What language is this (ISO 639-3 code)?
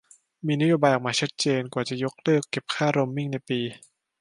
tha